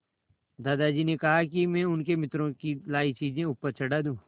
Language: Hindi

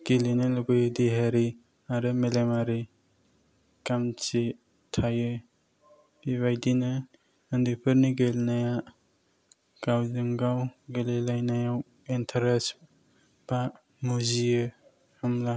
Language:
Bodo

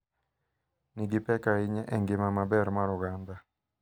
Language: Luo (Kenya and Tanzania)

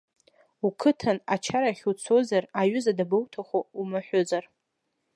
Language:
Abkhazian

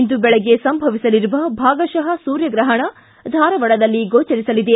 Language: Kannada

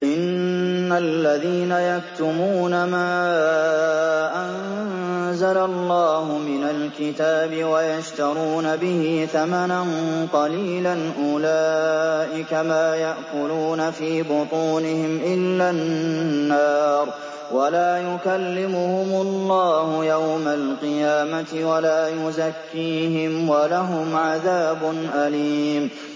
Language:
Arabic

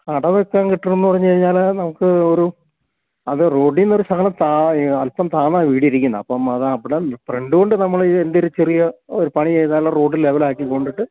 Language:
Malayalam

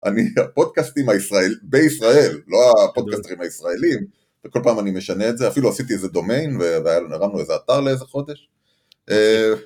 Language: Hebrew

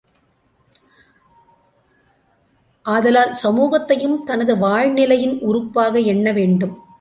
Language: Tamil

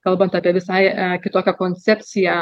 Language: Lithuanian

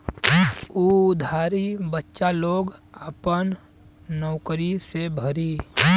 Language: Bhojpuri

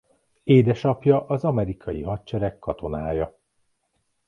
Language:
Hungarian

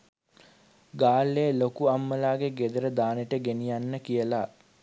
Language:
Sinhala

